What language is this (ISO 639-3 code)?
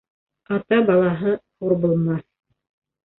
bak